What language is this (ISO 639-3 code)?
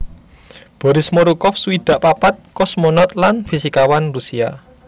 jav